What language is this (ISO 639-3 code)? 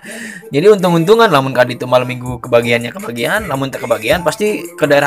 ind